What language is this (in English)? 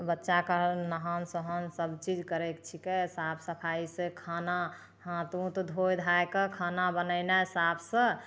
Maithili